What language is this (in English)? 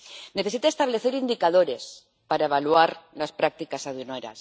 Spanish